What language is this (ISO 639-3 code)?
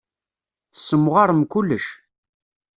kab